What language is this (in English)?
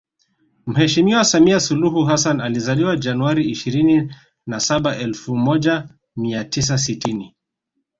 Swahili